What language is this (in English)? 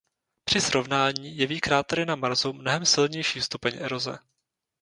Czech